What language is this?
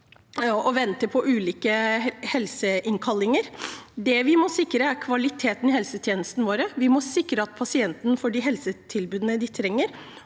Norwegian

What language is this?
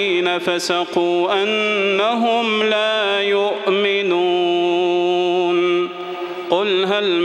Arabic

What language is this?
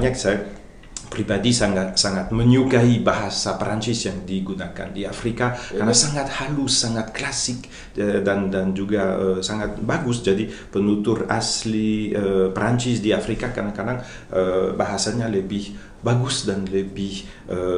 Indonesian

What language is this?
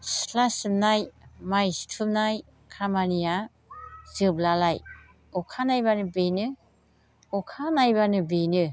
Bodo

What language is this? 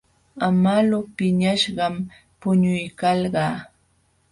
Jauja Wanca Quechua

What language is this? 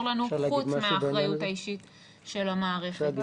Hebrew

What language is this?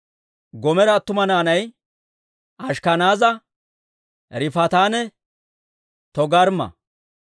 Dawro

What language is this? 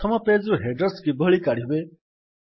Odia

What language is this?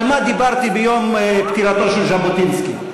Hebrew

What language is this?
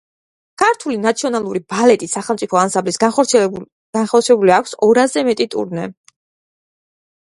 Georgian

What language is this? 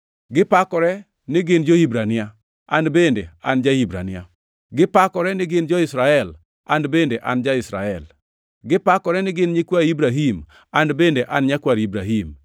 Luo (Kenya and Tanzania)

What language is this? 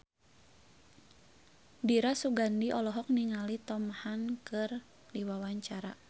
Sundanese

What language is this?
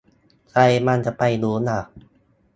Thai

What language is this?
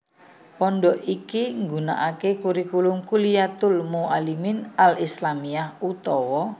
Javanese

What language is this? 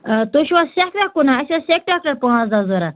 Kashmiri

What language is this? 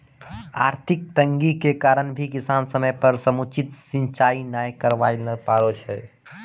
Maithili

